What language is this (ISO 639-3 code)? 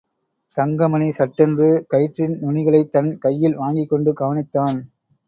tam